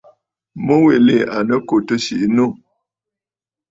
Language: Bafut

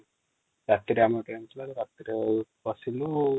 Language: Odia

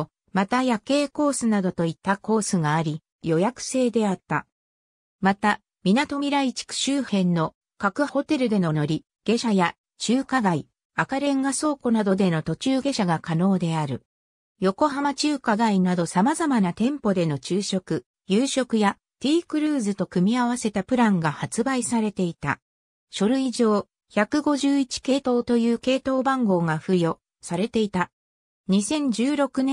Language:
Japanese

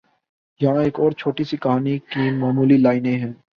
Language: Urdu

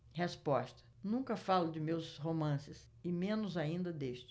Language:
Portuguese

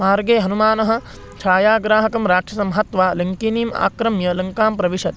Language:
Sanskrit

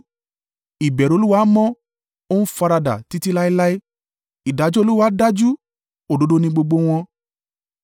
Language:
Yoruba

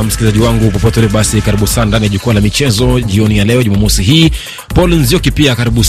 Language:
Swahili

